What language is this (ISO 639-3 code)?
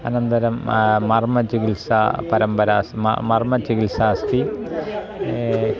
san